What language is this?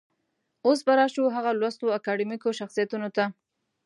Pashto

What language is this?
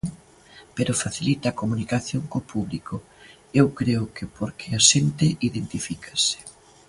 Galician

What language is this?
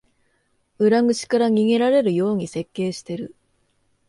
Japanese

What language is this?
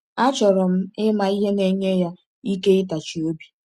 Igbo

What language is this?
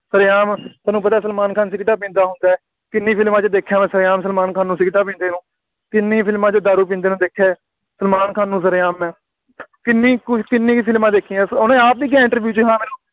Punjabi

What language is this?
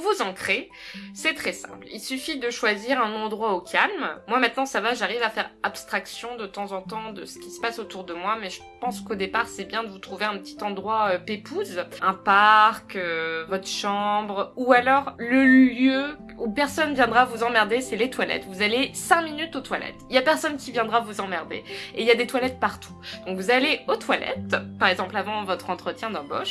French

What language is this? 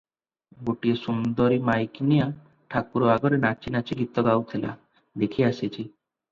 Odia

